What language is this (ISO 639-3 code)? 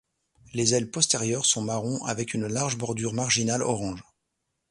fra